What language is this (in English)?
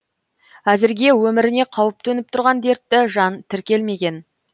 Kazakh